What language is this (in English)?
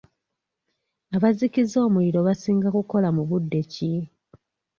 Ganda